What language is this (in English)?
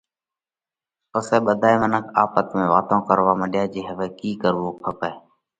Parkari Koli